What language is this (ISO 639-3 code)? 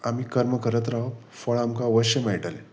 kok